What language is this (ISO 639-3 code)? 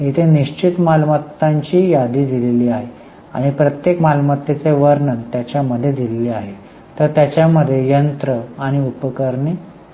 mar